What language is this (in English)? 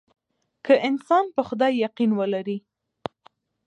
Pashto